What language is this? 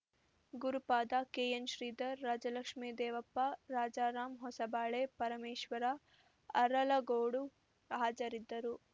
Kannada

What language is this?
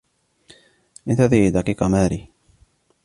Arabic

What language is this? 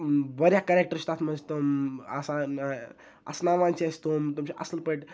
Kashmiri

